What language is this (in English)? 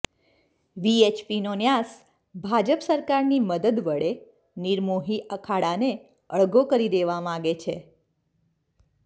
Gujarati